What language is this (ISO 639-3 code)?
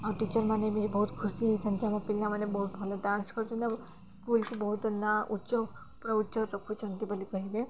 ori